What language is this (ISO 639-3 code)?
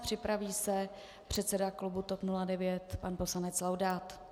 ces